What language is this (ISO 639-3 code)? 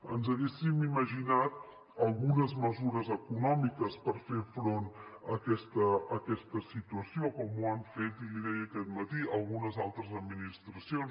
cat